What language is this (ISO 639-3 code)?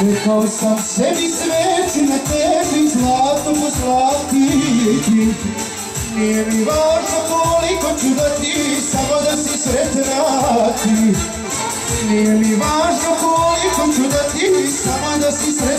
ara